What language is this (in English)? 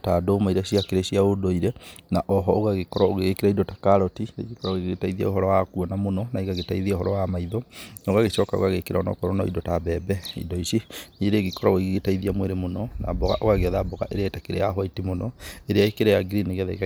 Kikuyu